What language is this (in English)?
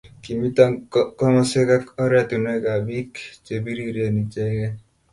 Kalenjin